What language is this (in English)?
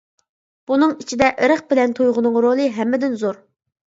Uyghur